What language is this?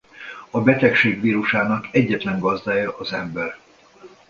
Hungarian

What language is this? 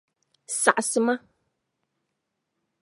Dagbani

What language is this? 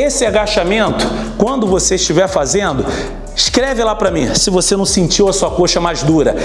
Portuguese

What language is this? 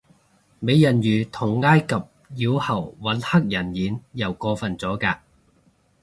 Cantonese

